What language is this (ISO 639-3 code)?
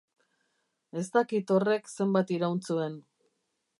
eus